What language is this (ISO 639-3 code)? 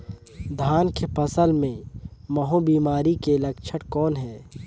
hne